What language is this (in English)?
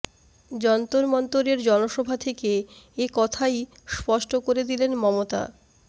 Bangla